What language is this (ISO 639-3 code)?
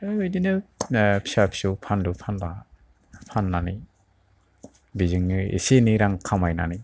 brx